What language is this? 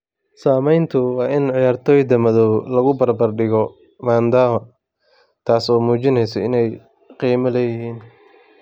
Somali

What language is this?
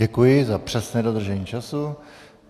Czech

